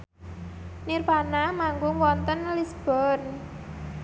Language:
Javanese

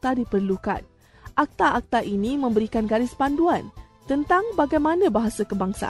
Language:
Malay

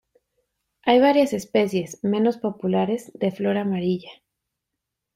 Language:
Spanish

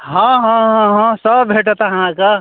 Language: Maithili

